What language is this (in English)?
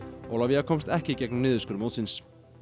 Icelandic